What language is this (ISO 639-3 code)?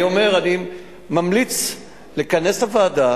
heb